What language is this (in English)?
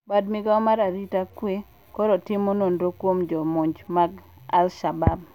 Luo (Kenya and Tanzania)